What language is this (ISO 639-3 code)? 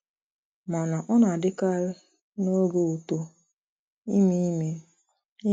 ibo